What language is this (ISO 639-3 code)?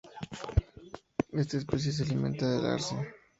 spa